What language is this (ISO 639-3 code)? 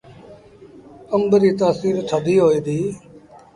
sbn